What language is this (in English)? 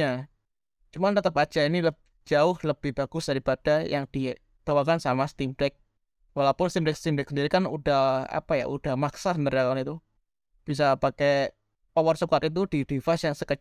Indonesian